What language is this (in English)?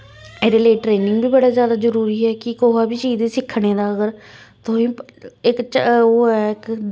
Dogri